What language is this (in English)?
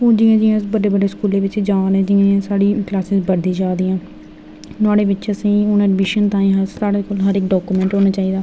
Dogri